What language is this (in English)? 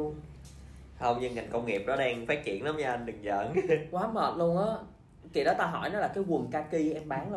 Vietnamese